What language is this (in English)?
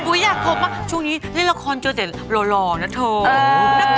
Thai